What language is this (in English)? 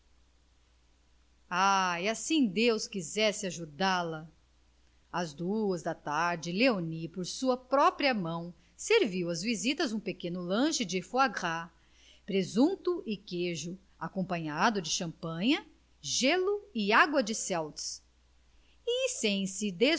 Portuguese